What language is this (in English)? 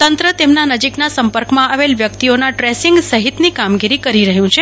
Gujarati